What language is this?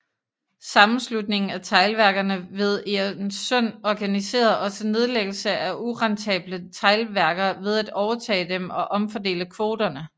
Danish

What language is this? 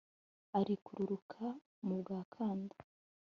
Kinyarwanda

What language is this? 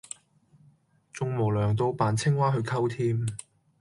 Cantonese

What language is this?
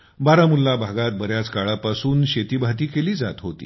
Marathi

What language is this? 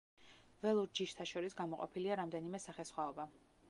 Georgian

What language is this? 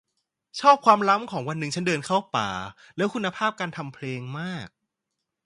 Thai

